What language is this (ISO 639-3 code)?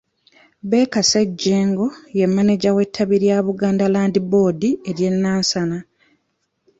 lug